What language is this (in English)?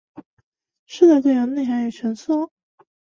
Chinese